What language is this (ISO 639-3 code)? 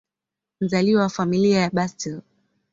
swa